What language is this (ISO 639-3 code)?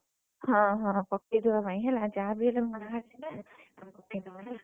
ori